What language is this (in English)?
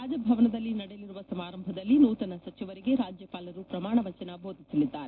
Kannada